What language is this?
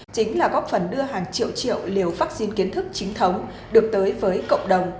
Vietnamese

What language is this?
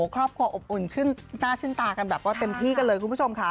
Thai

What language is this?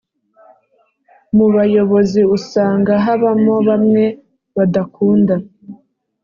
Kinyarwanda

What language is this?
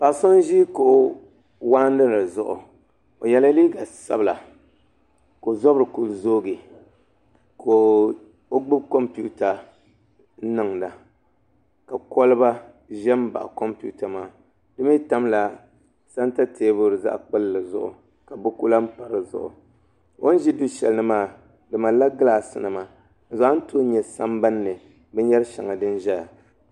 Dagbani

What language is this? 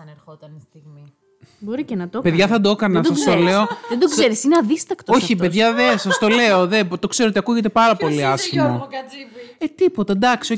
Greek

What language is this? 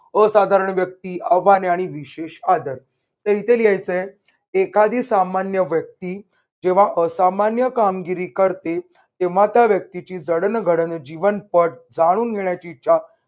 Marathi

